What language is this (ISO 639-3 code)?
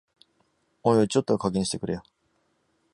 jpn